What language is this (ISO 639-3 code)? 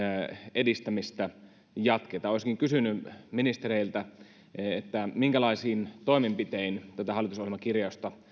fin